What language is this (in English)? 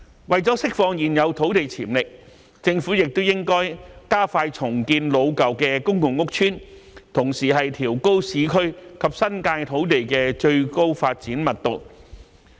Cantonese